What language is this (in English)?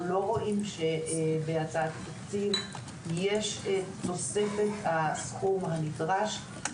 Hebrew